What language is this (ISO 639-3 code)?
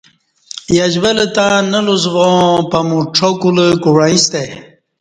bsh